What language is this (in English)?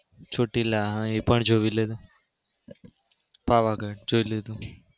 Gujarati